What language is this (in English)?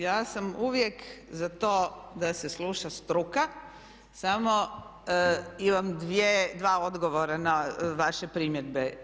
Croatian